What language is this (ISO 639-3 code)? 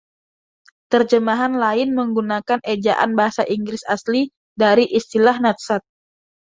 ind